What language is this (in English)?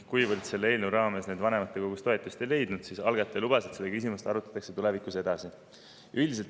Estonian